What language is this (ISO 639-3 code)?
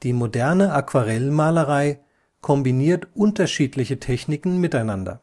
deu